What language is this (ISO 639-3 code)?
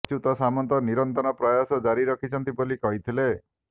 ori